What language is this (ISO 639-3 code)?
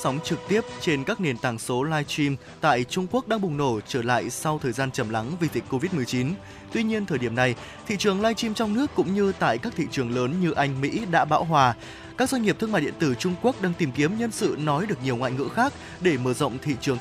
vie